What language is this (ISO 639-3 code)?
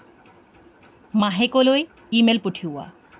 asm